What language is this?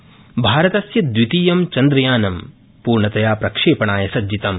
Sanskrit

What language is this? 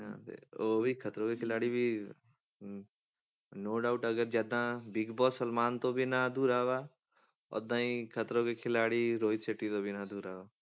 Punjabi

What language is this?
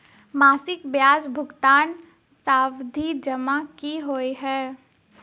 Maithili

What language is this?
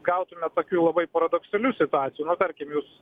Lithuanian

